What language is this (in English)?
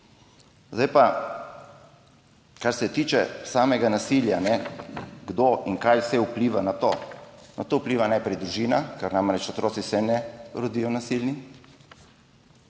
Slovenian